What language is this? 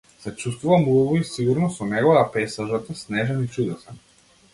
Macedonian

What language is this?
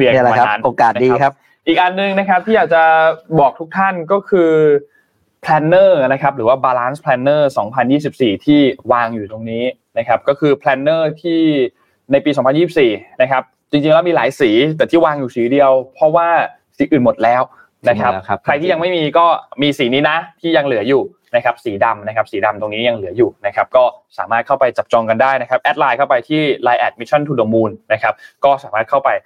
Thai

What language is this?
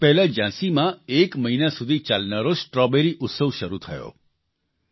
Gujarati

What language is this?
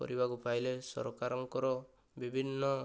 Odia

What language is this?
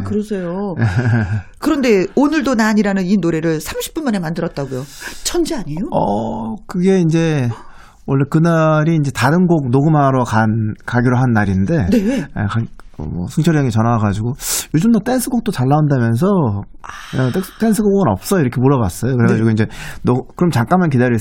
Korean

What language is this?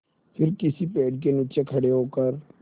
Hindi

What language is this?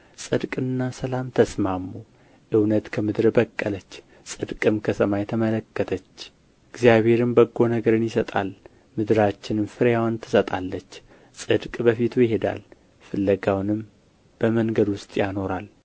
Amharic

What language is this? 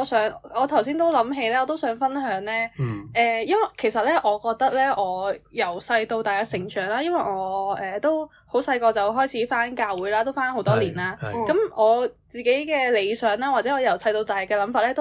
Chinese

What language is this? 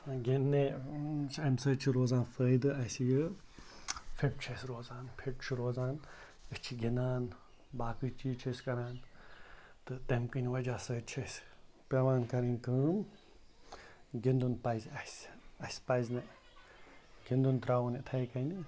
Kashmiri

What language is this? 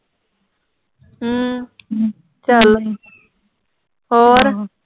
Punjabi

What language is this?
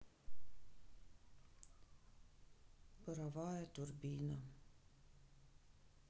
Russian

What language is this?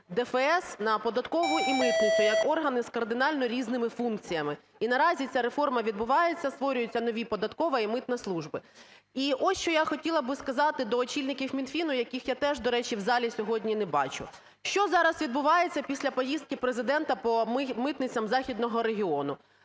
Ukrainian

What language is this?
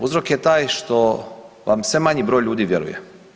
Croatian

